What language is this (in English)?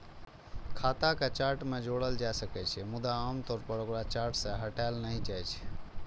Maithili